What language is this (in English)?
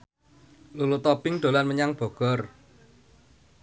Javanese